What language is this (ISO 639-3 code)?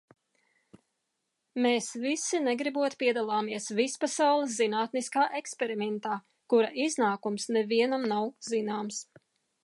lav